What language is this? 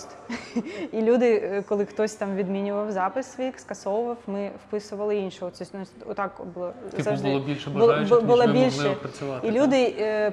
Ukrainian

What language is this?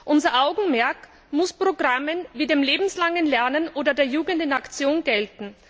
German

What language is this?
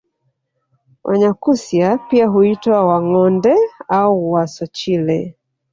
Swahili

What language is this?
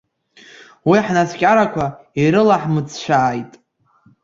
Abkhazian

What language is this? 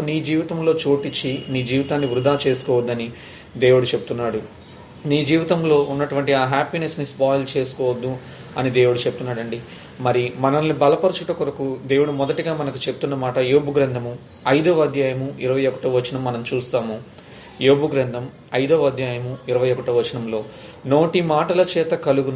Telugu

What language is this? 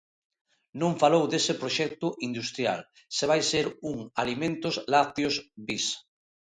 Galician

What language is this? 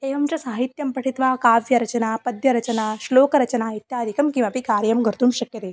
Sanskrit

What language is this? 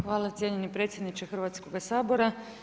Croatian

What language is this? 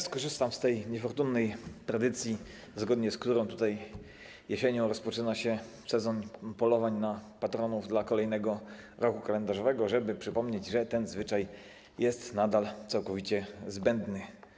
Polish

